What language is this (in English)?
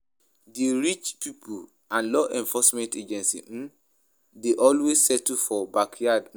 Nigerian Pidgin